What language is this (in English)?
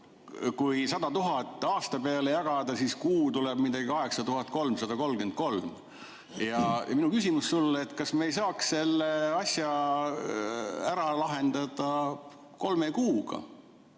Estonian